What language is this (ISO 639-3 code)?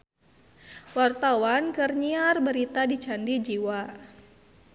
sun